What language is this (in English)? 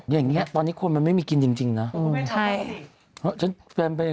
Thai